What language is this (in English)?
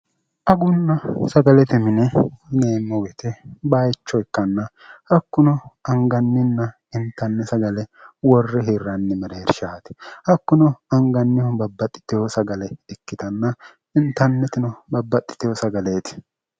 Sidamo